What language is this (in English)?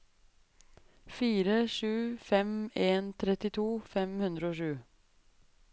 Norwegian